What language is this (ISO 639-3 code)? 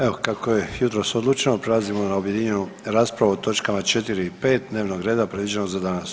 hrv